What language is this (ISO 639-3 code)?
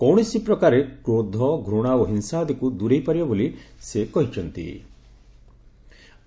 ori